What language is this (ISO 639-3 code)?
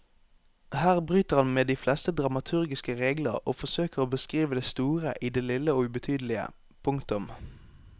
nor